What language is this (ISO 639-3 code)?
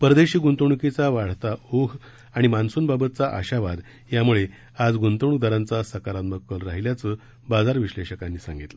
mar